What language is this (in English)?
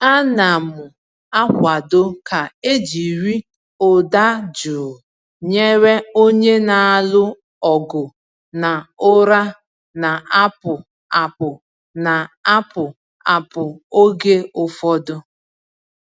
Igbo